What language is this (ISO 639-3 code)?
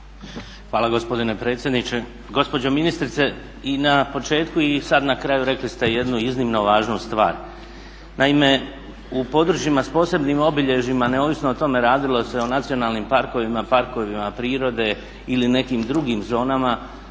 hrv